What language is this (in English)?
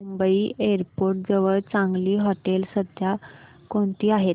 Marathi